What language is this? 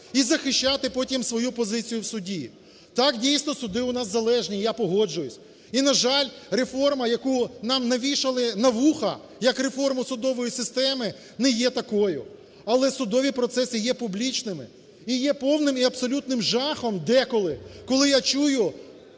Ukrainian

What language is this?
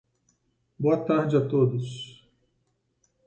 Portuguese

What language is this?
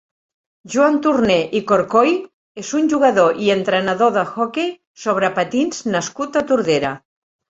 Catalan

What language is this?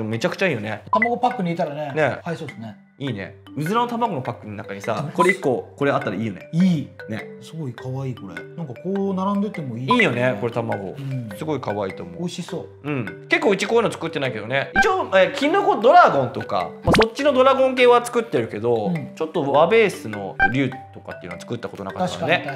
Japanese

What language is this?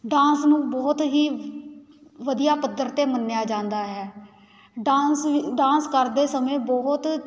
Punjabi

